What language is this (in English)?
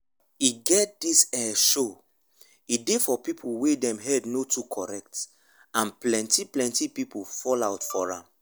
Nigerian Pidgin